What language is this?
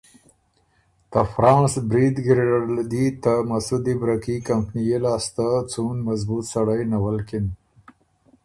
Ormuri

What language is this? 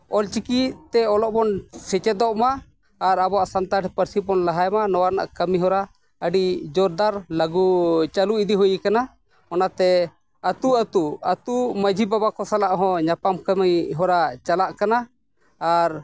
Santali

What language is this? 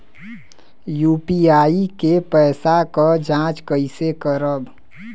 Bhojpuri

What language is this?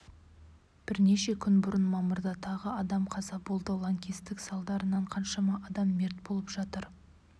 Kazakh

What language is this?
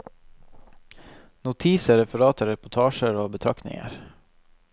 Norwegian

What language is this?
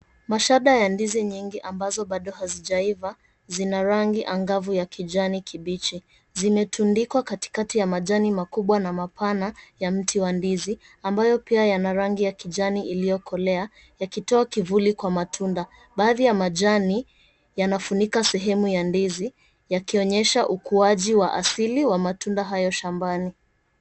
Swahili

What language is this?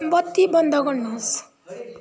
Nepali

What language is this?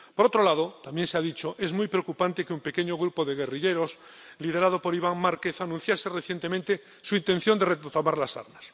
Spanish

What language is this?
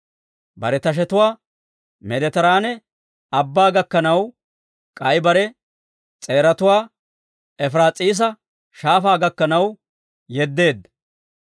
Dawro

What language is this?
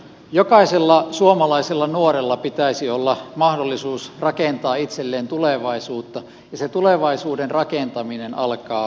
Finnish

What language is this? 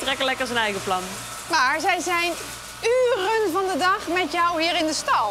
Dutch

